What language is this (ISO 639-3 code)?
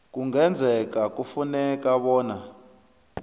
nbl